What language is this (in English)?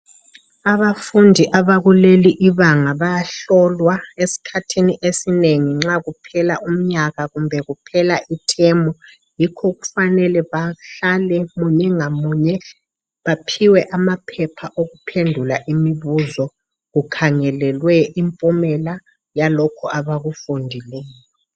North Ndebele